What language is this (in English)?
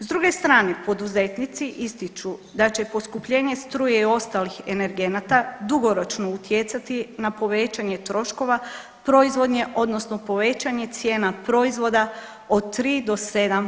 Croatian